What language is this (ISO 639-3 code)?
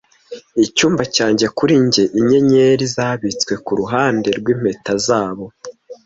kin